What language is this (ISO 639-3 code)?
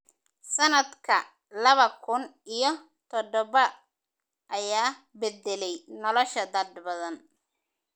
som